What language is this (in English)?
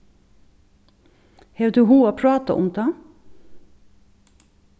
Faroese